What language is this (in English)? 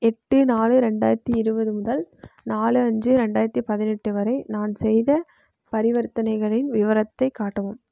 Tamil